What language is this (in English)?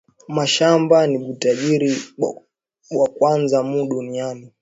Swahili